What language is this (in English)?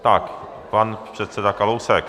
Czech